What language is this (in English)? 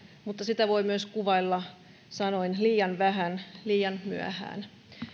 Finnish